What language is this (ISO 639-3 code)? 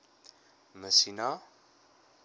afr